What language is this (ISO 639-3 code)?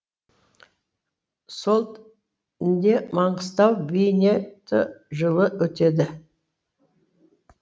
kaz